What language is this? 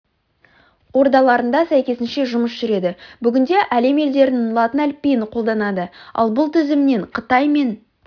Kazakh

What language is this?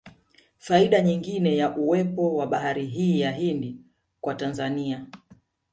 Swahili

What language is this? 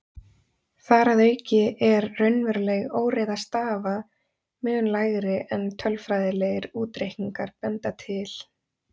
Icelandic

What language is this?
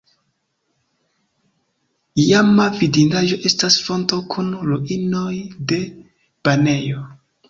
Esperanto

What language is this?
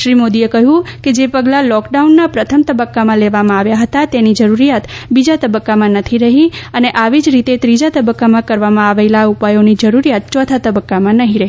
Gujarati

